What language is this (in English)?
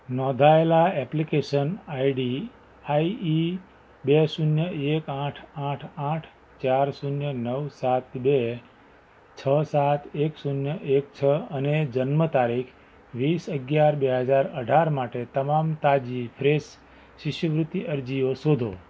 Gujarati